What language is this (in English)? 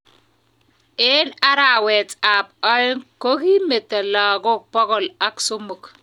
Kalenjin